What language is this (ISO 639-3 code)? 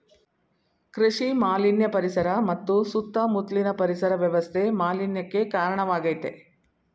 kan